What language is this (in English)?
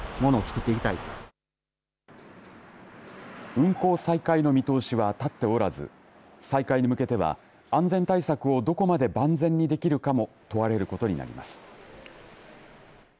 Japanese